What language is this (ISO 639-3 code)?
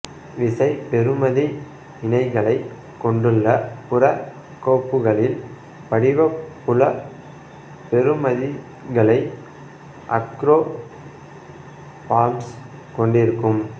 tam